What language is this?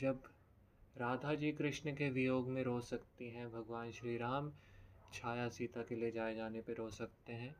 Hindi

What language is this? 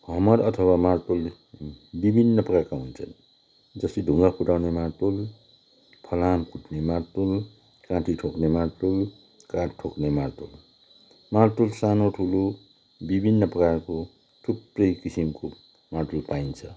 Nepali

